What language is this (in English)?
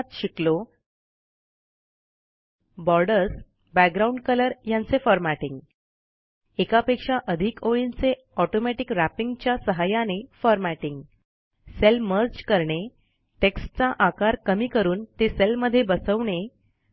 Marathi